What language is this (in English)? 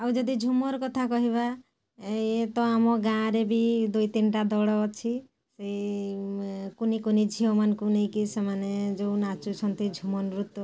Odia